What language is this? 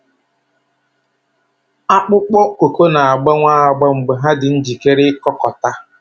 Igbo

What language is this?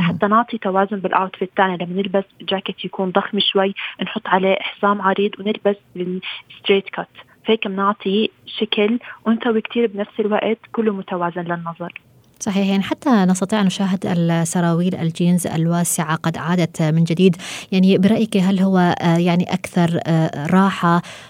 Arabic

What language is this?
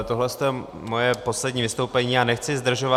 Czech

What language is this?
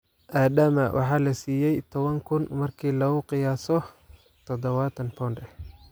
Somali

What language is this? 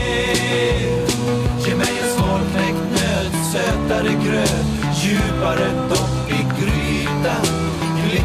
Swedish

